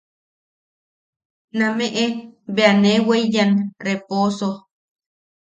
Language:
Yaqui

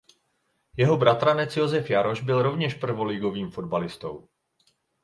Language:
Czech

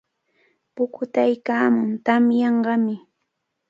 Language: Cajatambo North Lima Quechua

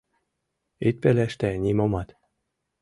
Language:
Mari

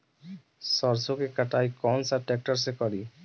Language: Bhojpuri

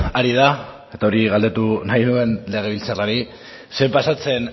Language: Basque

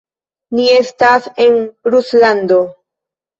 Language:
Esperanto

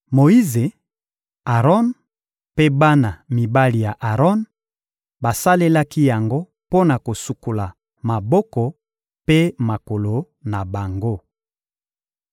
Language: Lingala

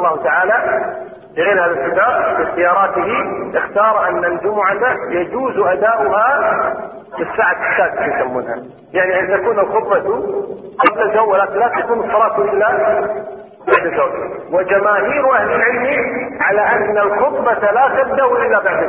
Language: Arabic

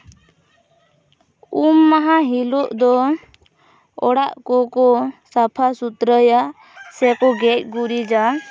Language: Santali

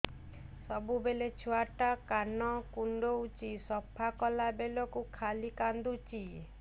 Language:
Odia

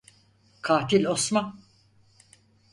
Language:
Turkish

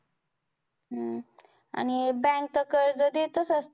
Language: Marathi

